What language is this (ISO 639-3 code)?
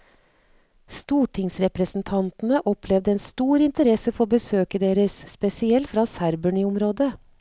nor